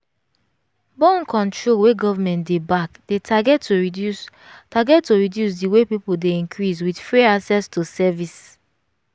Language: Nigerian Pidgin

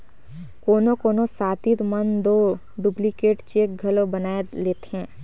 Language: Chhattisgarhi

